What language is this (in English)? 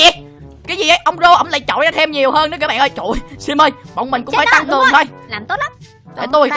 Vietnamese